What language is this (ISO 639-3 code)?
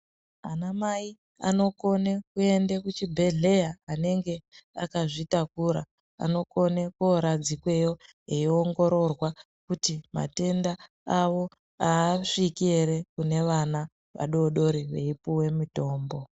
ndc